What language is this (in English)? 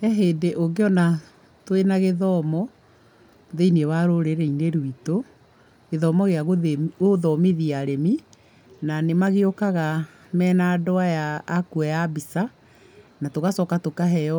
Kikuyu